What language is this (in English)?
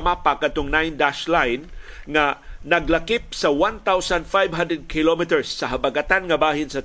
Filipino